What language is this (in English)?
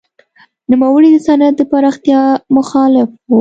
Pashto